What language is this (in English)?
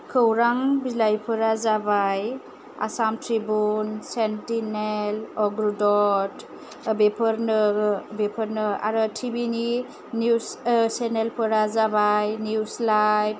Bodo